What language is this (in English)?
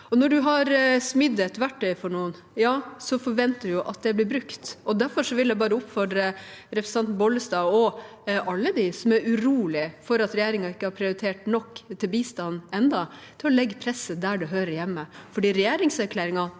Norwegian